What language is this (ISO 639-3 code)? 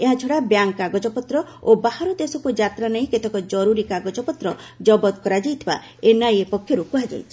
ori